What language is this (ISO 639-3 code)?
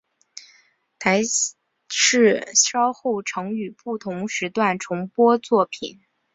zho